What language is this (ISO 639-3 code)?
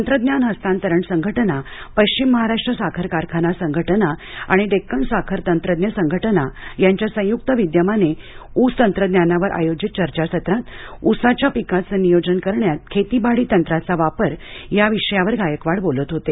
mar